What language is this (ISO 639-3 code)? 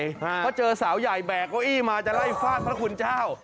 tha